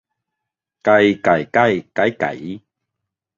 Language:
Thai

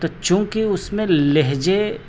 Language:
Urdu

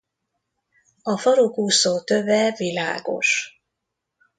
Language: Hungarian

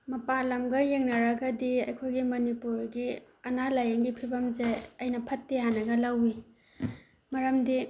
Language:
Manipuri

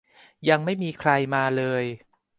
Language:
Thai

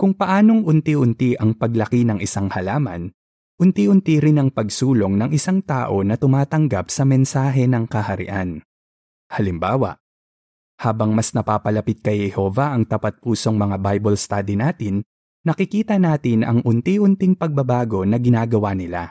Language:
Filipino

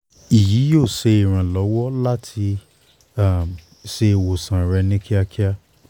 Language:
Yoruba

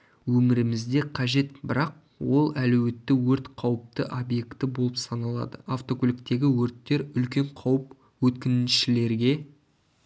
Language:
Kazakh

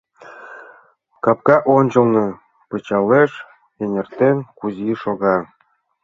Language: Mari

